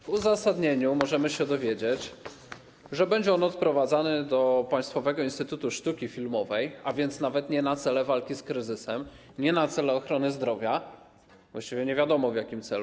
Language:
Polish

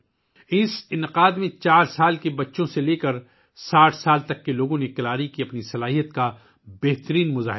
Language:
Urdu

